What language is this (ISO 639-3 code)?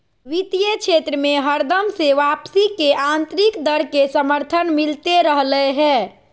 mag